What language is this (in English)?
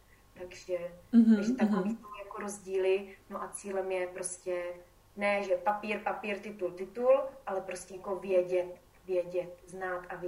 Czech